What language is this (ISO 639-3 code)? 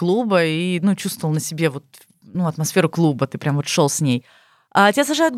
rus